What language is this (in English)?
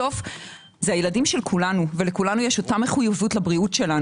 Hebrew